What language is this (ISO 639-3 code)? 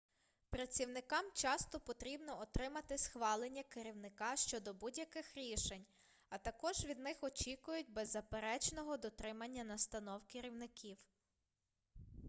ukr